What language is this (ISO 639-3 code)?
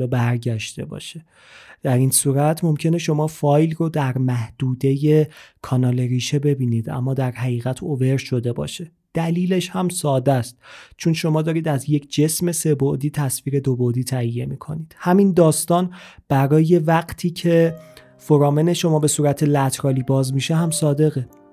fas